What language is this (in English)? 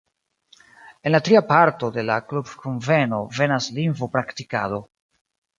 Esperanto